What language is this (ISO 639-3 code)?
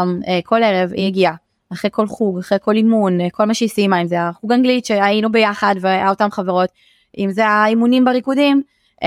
heb